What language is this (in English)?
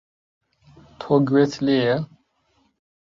Central Kurdish